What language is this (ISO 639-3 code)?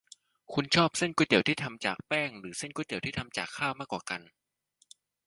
tha